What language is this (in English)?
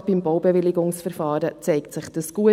Swiss German